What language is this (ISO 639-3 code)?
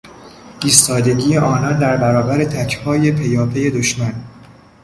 fas